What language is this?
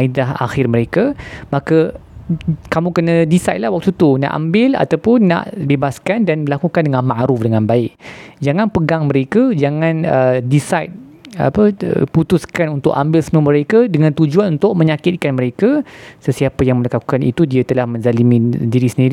Malay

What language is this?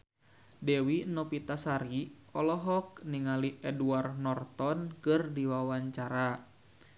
Sundanese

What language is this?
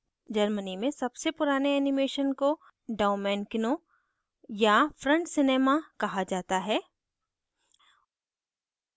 Hindi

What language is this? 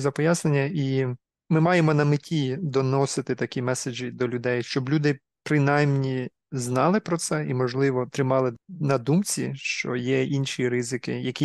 Ukrainian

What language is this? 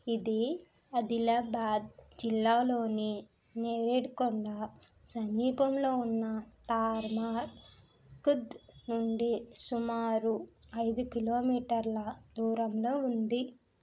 Telugu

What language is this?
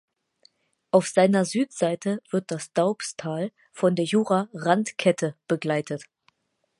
German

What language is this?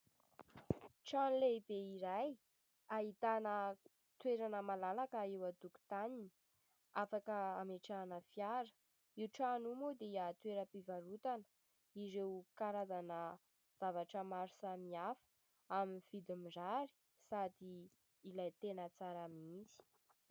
Malagasy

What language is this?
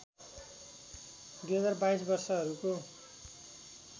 Nepali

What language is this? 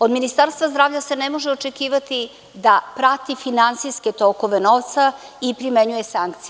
Serbian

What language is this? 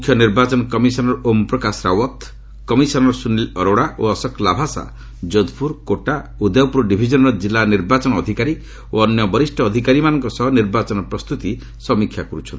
Odia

